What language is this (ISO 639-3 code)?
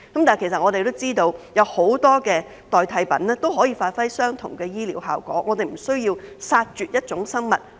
yue